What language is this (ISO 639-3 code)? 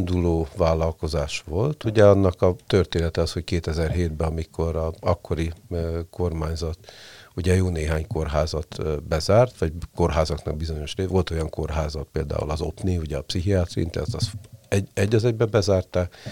hun